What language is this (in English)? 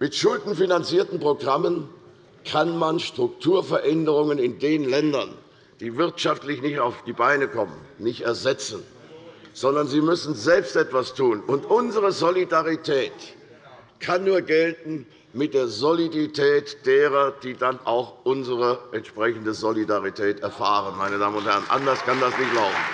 German